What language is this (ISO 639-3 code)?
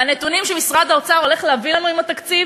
heb